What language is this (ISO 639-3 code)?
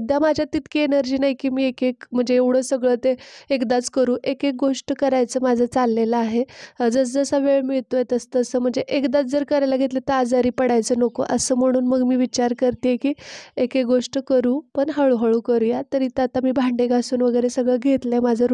ron